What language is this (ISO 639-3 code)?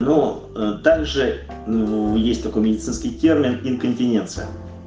rus